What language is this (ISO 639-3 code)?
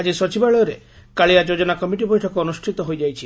ori